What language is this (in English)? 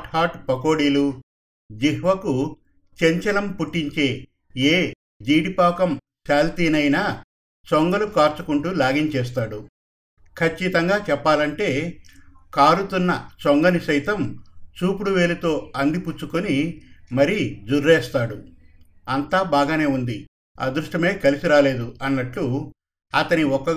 Telugu